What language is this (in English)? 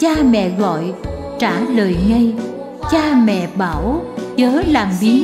Vietnamese